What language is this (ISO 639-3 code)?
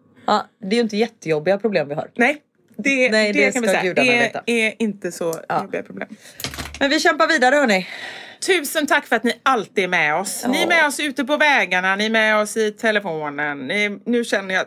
swe